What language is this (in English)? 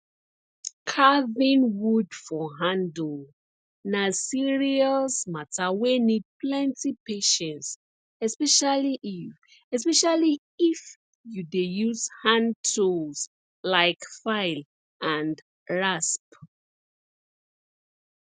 Nigerian Pidgin